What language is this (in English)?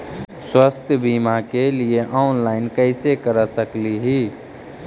Magahi